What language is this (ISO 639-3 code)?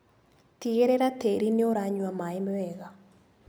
kik